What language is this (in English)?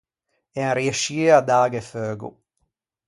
Ligurian